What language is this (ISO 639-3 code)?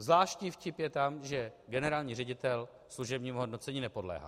ces